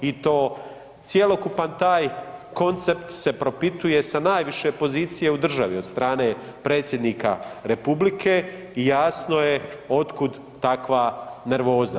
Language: Croatian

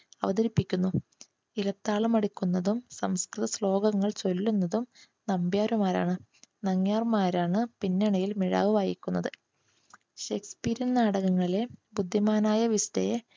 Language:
Malayalam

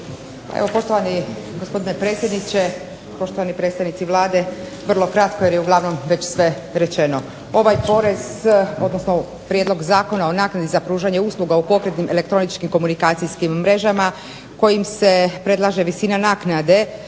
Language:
Croatian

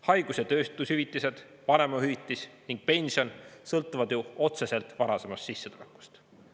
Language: Estonian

